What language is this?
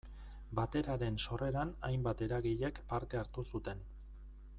Basque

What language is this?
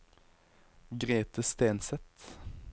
Norwegian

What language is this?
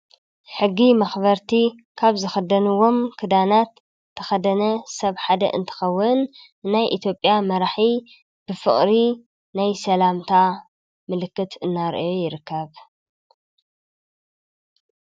Tigrinya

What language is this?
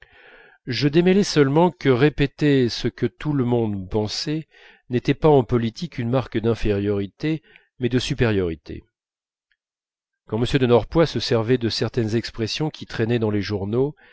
French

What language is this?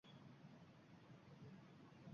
Uzbek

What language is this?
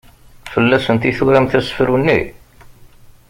Kabyle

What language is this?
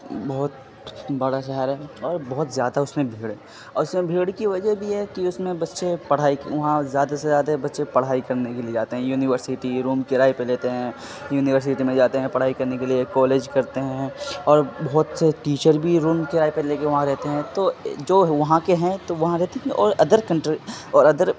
Urdu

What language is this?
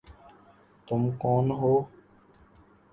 Urdu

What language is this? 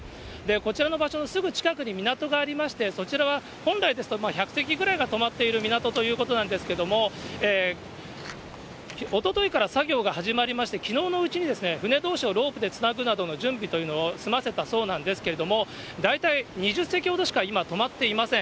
Japanese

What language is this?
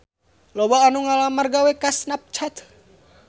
Sundanese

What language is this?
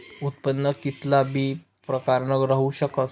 Marathi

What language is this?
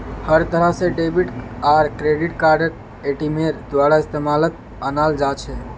Magahi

